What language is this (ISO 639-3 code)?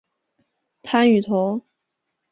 zho